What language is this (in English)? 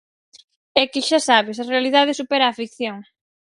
Galician